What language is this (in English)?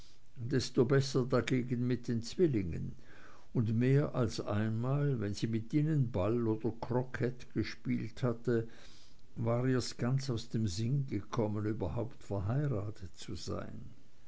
German